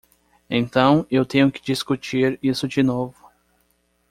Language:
Portuguese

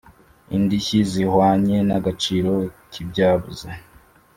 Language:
Kinyarwanda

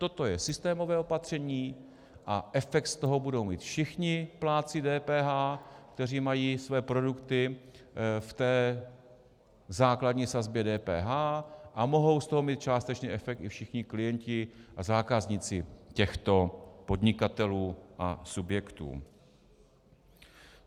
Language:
Czech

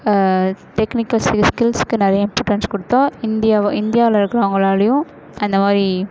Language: Tamil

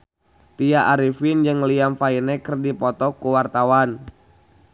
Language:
Sundanese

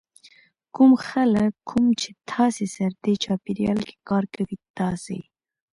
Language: Pashto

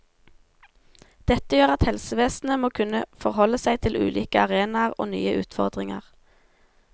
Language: Norwegian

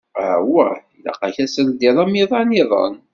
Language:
Kabyle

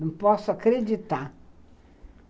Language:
Portuguese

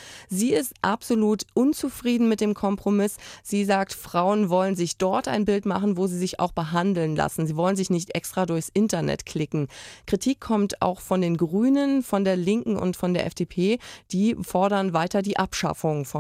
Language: German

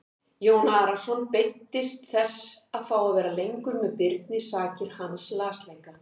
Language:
Icelandic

